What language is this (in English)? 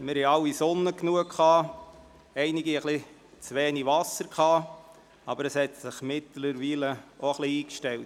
Swiss German